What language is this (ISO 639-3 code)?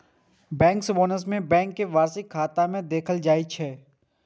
mai